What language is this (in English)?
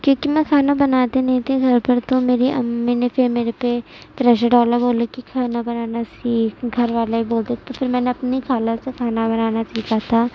Urdu